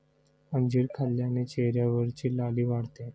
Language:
Marathi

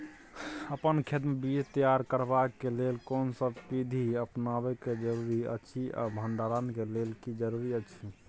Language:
Maithili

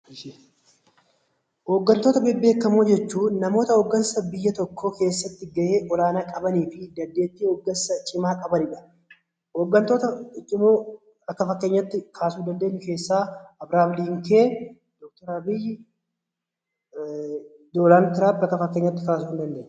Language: Oromo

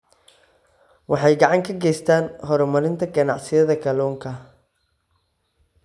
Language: Somali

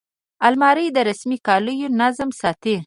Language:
Pashto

